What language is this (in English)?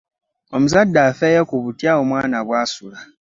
Ganda